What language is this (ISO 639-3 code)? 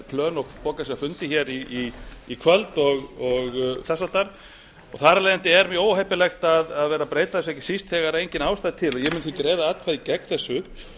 isl